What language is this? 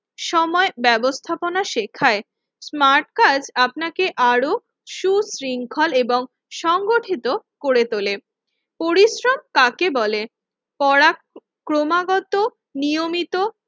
Bangla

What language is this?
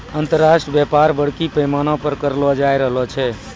Maithili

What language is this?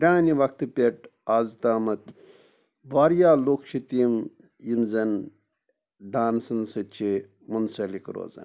Kashmiri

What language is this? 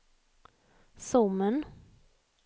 Swedish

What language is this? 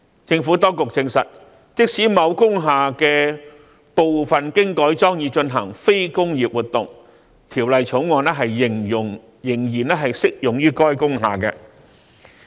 Cantonese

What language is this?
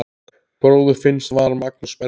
Icelandic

